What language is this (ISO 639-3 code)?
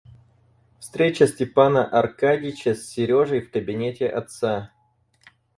rus